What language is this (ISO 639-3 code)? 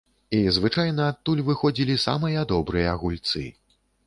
bel